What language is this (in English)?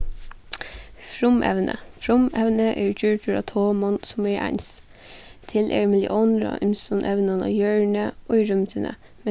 Faroese